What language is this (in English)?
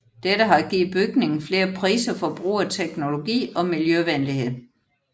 Danish